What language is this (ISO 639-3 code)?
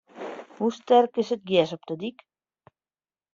fry